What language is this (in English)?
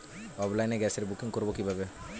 Bangla